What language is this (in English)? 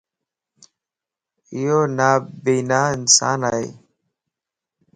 Lasi